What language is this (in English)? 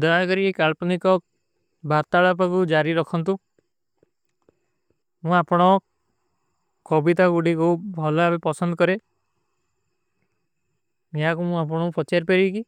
Kui (India)